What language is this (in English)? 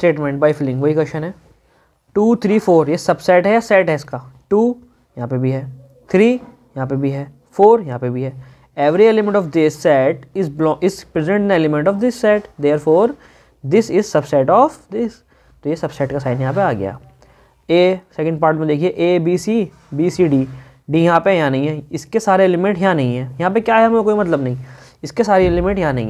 Hindi